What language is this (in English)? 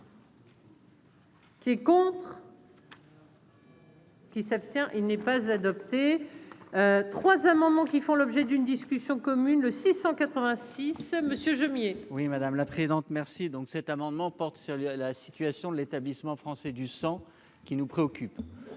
French